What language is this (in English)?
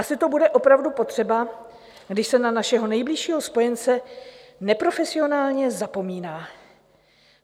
Czech